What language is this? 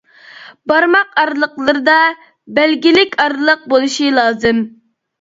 Uyghur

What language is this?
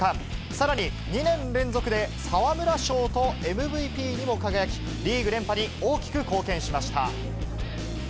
Japanese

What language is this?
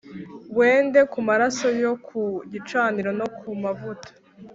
Kinyarwanda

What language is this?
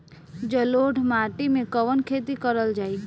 Bhojpuri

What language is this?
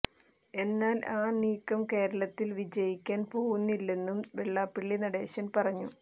Malayalam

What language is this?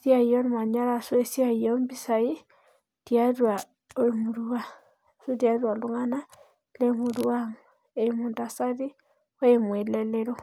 Masai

